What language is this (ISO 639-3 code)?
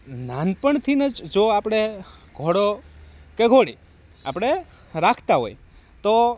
guj